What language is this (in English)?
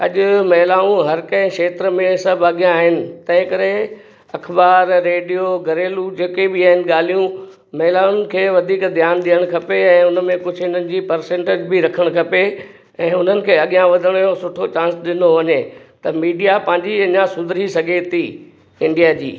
Sindhi